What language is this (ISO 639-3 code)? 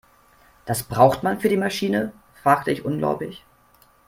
deu